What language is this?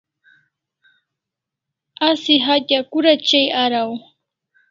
Kalasha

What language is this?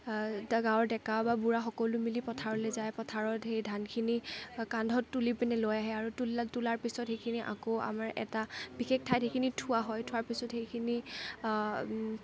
Assamese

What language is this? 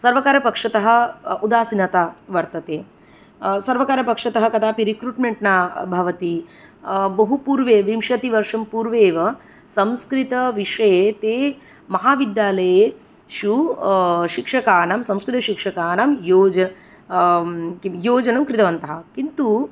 Sanskrit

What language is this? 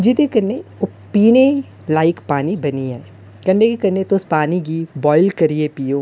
Dogri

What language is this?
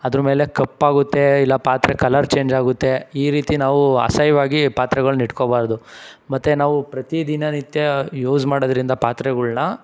Kannada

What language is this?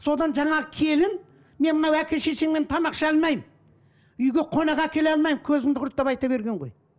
Kazakh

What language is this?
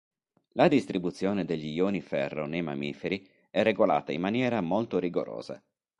Italian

